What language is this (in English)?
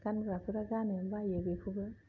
Bodo